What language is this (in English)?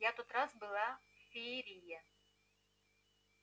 Russian